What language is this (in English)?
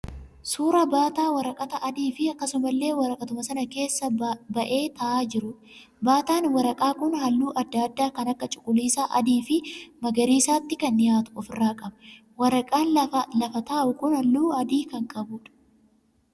Oromo